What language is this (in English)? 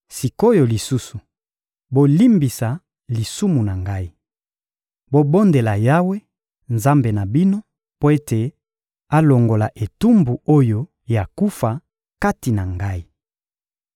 Lingala